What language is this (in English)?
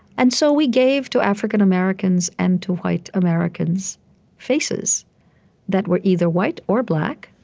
English